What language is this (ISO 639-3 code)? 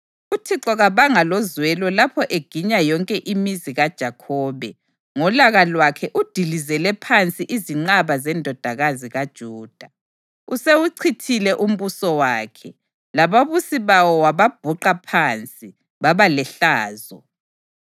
nde